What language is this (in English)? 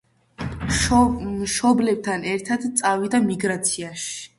Georgian